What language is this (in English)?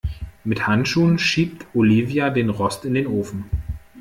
German